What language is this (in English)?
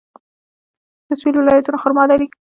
Pashto